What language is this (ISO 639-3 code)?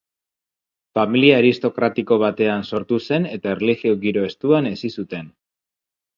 eus